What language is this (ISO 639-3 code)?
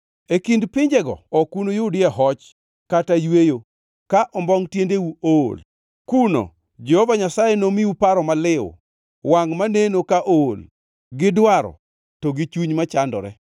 luo